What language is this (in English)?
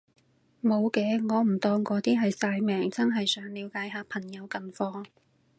Cantonese